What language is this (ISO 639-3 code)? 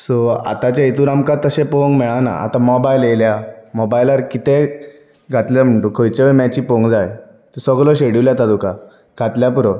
kok